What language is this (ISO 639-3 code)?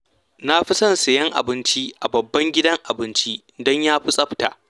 hau